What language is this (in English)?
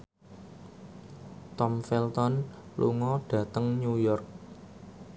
Javanese